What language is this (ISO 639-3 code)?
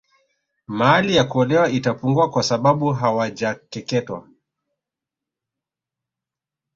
swa